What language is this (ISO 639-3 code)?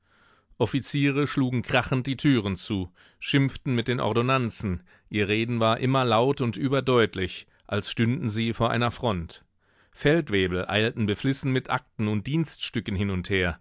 deu